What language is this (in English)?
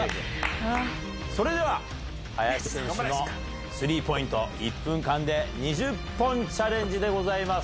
Japanese